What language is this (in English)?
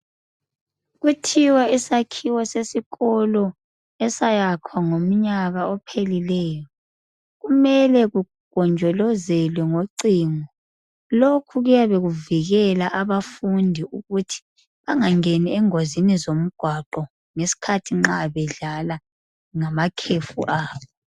North Ndebele